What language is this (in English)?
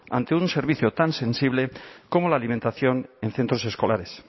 Spanish